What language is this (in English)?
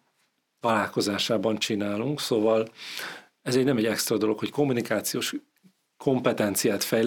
Hungarian